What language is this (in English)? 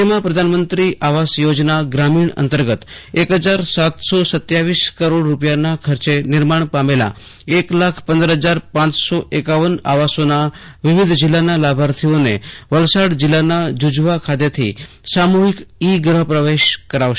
Gujarati